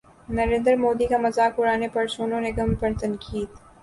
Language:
Urdu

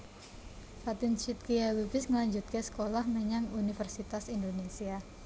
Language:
Javanese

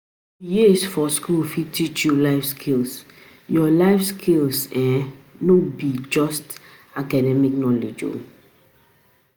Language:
Nigerian Pidgin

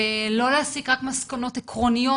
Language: Hebrew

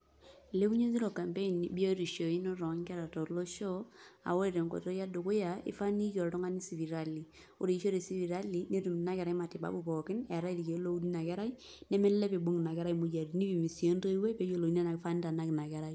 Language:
Masai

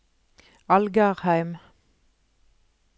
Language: Norwegian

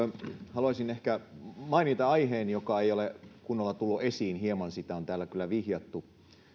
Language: Finnish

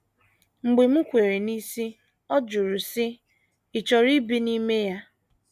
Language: Igbo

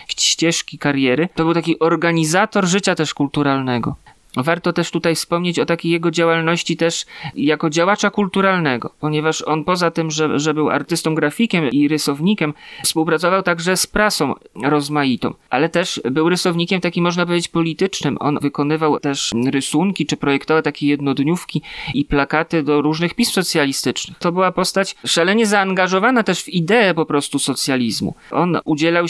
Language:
Polish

